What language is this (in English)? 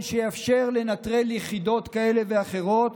Hebrew